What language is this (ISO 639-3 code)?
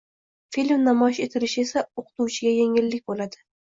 uzb